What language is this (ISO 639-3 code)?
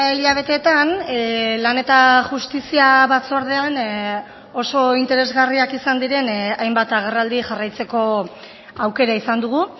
eus